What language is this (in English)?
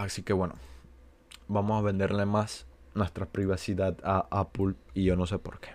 Spanish